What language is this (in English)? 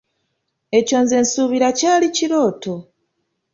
Ganda